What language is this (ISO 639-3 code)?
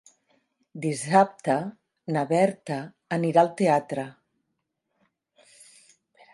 cat